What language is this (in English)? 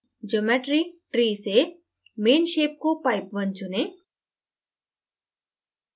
Hindi